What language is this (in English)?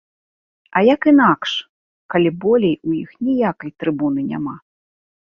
Belarusian